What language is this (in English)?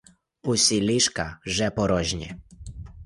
Ukrainian